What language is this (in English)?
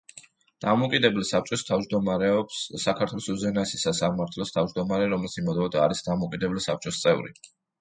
Georgian